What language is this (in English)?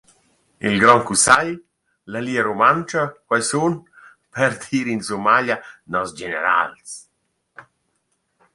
Romansh